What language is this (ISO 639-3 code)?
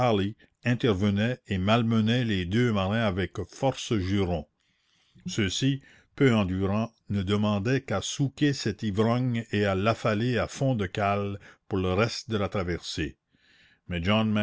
fra